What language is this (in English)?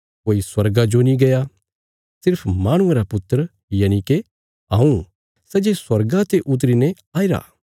Bilaspuri